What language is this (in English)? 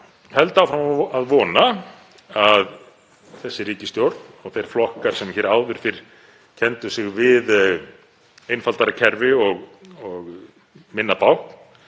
Icelandic